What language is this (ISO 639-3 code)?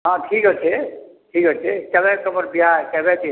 ori